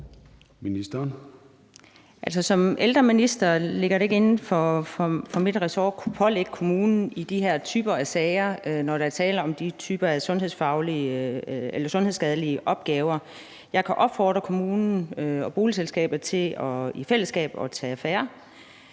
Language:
Danish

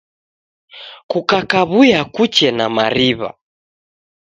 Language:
Taita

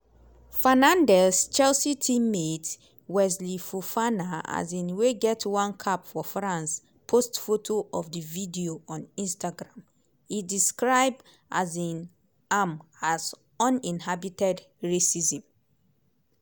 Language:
Nigerian Pidgin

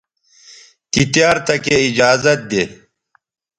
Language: Bateri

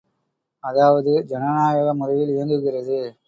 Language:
Tamil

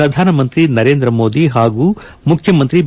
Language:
Kannada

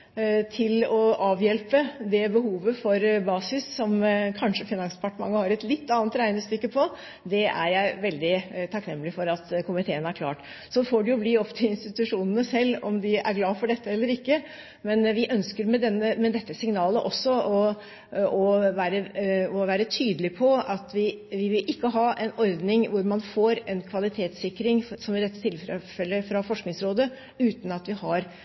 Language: Norwegian Bokmål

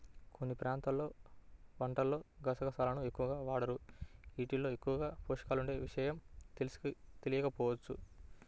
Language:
Telugu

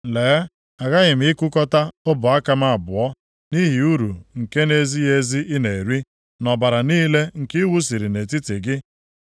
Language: Igbo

